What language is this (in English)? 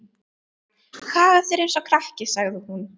Icelandic